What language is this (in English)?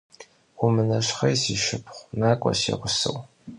Kabardian